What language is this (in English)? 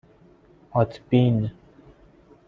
Persian